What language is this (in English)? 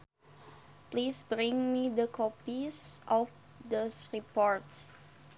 Sundanese